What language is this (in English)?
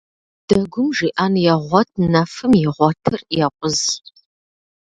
Kabardian